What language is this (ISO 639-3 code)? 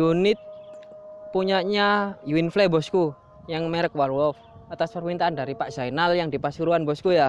ind